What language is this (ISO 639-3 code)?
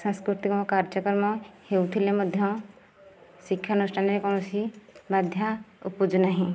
ori